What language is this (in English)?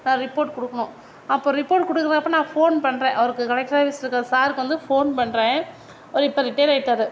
Tamil